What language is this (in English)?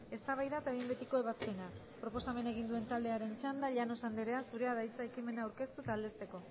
Basque